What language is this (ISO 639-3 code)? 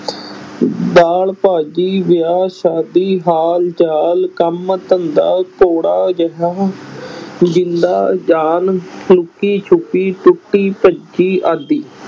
pan